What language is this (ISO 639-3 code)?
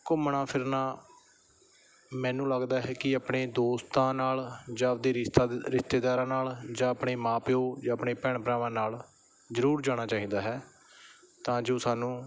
pan